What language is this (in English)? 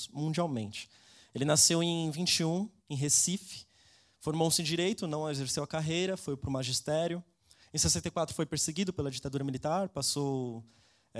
Portuguese